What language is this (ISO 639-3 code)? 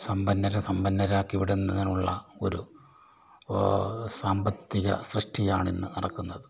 mal